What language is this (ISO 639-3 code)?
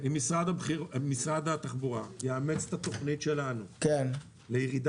heb